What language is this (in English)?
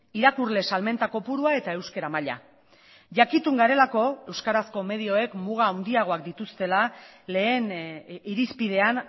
Basque